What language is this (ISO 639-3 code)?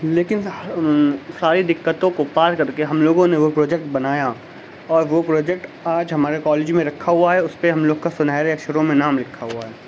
urd